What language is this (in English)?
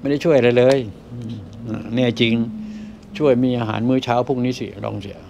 Thai